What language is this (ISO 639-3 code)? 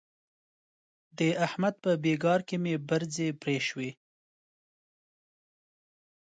pus